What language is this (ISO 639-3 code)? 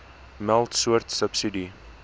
afr